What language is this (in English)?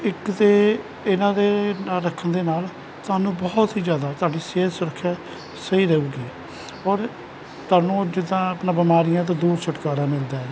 Punjabi